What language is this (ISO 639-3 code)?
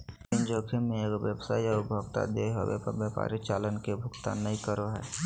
mag